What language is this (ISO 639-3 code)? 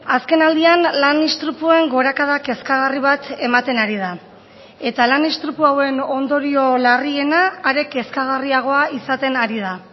eus